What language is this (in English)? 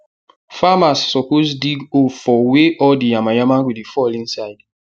Nigerian Pidgin